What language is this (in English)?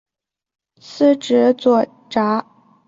Chinese